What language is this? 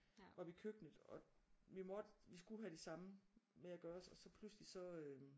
Danish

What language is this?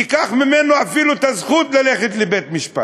Hebrew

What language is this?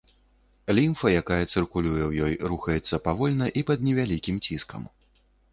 Belarusian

